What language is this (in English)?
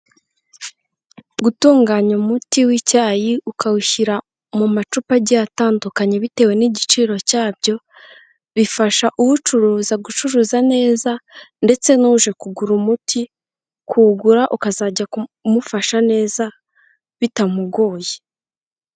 Kinyarwanda